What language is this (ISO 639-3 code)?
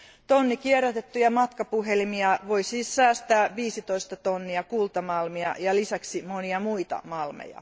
fin